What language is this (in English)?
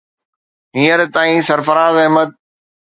Sindhi